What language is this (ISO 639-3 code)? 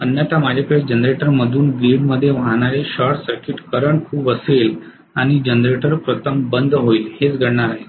mar